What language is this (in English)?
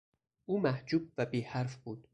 Persian